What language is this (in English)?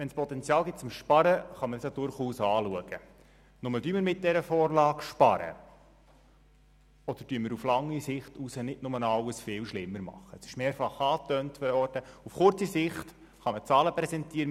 Swiss German